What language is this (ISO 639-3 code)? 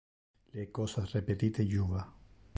ina